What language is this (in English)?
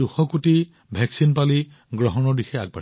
Assamese